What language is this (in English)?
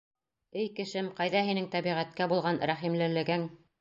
Bashkir